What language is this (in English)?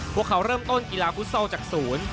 Thai